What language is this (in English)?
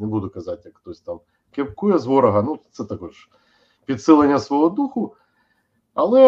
Ukrainian